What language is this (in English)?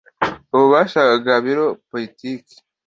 Kinyarwanda